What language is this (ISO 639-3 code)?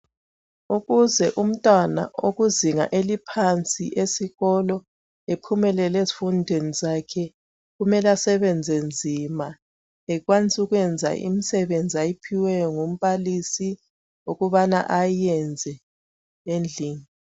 nde